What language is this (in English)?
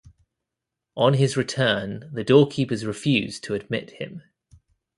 English